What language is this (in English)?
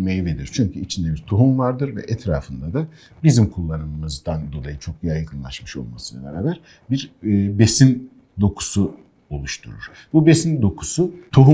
Turkish